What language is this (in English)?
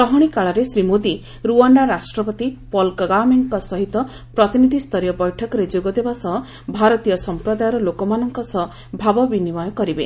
Odia